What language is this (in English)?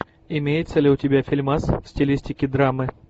Russian